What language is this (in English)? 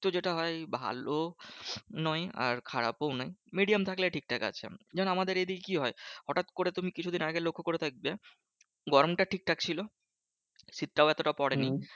Bangla